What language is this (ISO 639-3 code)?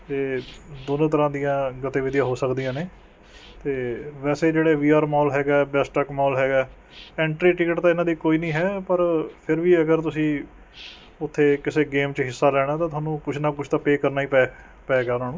pan